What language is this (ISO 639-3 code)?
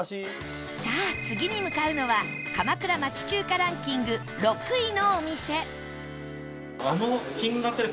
jpn